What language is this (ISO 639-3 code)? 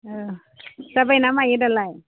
brx